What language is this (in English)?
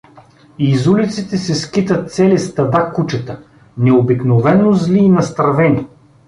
Bulgarian